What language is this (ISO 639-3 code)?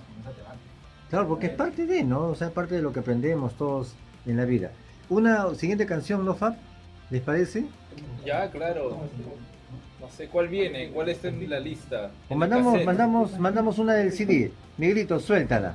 spa